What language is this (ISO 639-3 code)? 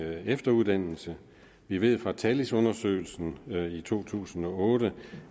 dan